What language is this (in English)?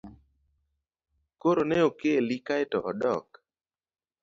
Luo (Kenya and Tanzania)